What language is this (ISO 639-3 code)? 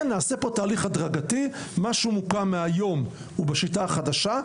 heb